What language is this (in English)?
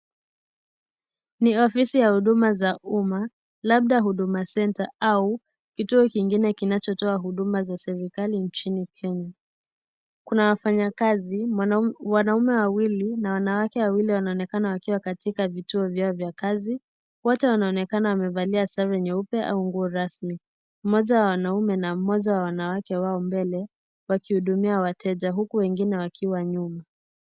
Swahili